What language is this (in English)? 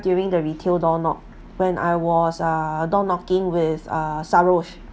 English